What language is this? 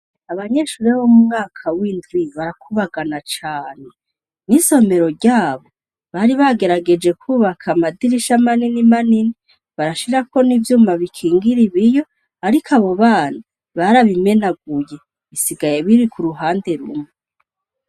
Rundi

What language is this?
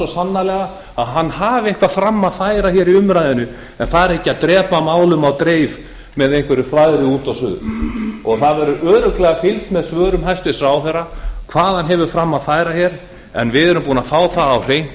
Icelandic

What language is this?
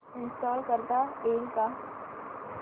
Marathi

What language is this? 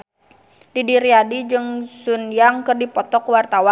Sundanese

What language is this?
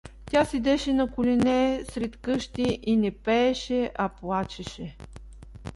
Bulgarian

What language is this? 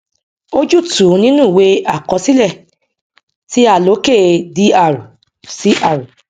Yoruba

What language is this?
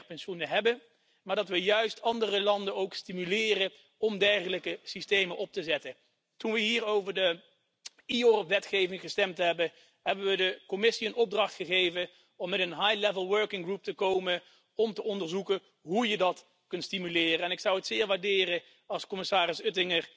German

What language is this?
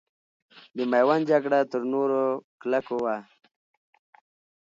Pashto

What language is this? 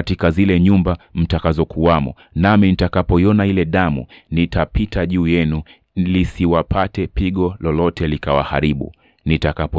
Swahili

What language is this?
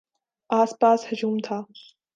Urdu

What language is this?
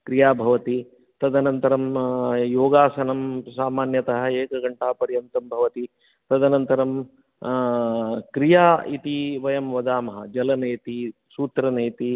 Sanskrit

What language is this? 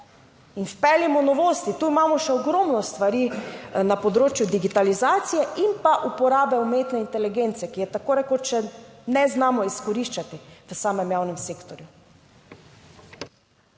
Slovenian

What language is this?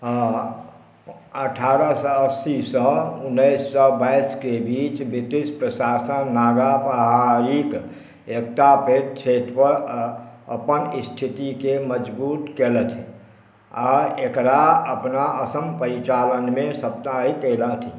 Maithili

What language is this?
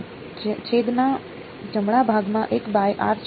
Gujarati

